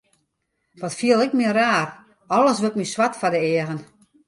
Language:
Western Frisian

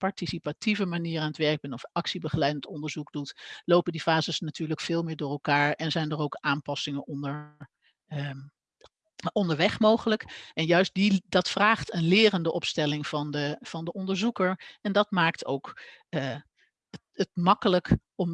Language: Dutch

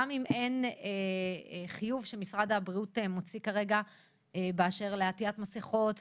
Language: Hebrew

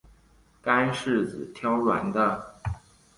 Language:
Chinese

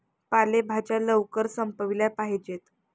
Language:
Marathi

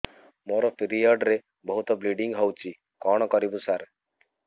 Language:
Odia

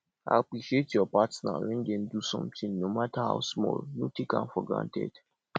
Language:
Nigerian Pidgin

